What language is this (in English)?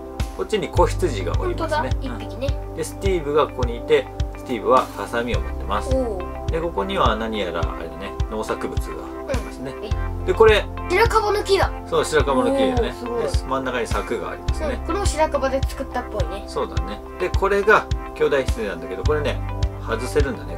Japanese